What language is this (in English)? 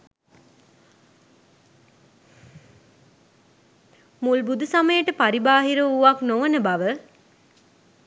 Sinhala